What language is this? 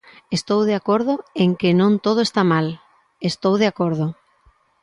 Galician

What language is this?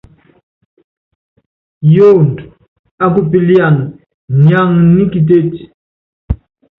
Yangben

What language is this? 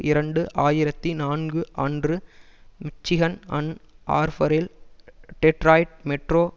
Tamil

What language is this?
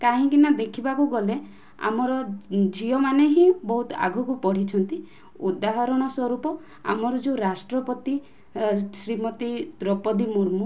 Odia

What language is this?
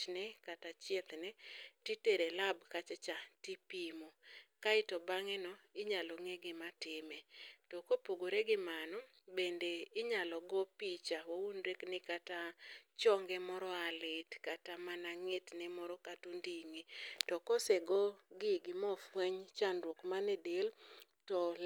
Luo (Kenya and Tanzania)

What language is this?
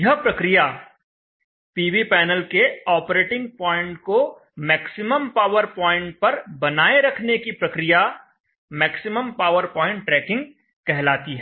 Hindi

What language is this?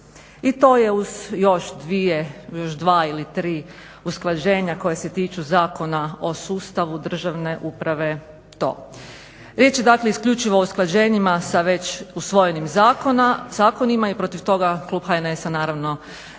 Croatian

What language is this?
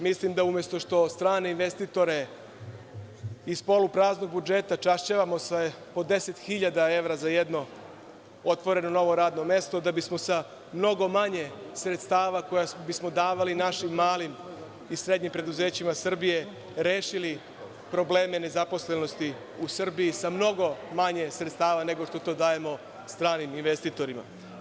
Serbian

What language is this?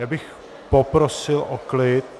Czech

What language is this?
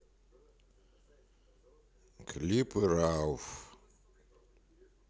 Russian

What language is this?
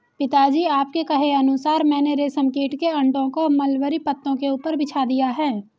Hindi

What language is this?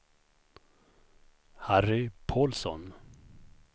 Swedish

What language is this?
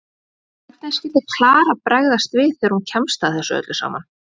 Icelandic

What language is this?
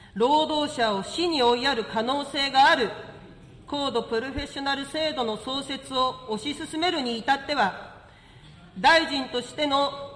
Japanese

